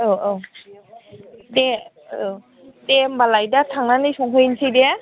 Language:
Bodo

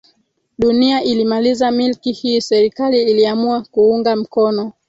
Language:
Swahili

